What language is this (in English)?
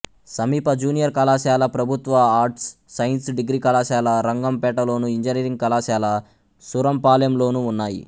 Telugu